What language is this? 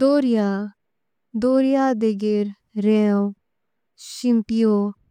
Konkani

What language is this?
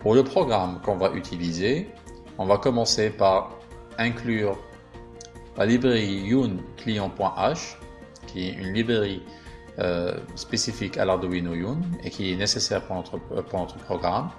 French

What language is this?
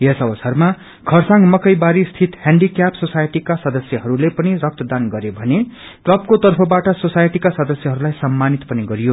Nepali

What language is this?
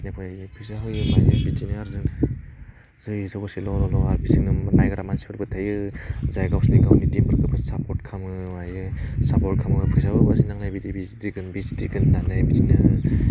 Bodo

